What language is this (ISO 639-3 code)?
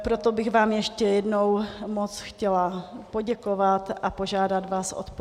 ces